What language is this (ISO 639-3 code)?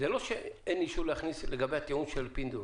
heb